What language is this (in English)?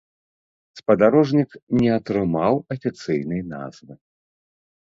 Belarusian